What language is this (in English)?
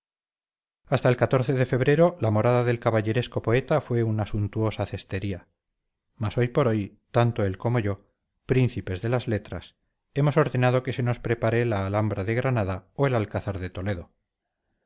Spanish